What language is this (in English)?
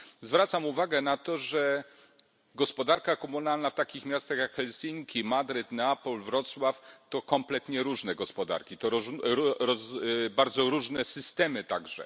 Polish